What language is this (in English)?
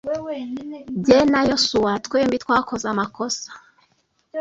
Kinyarwanda